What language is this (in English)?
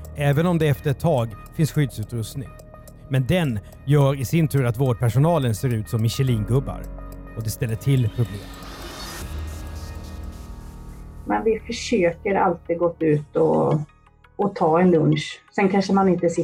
Swedish